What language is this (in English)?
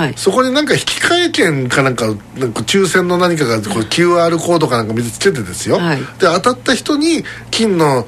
Japanese